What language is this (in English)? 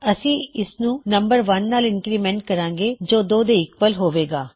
Punjabi